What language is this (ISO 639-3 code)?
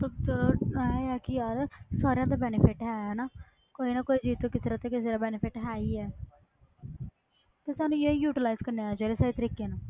pan